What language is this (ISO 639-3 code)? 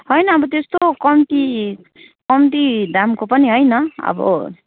nep